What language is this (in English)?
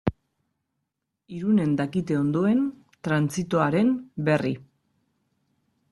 Basque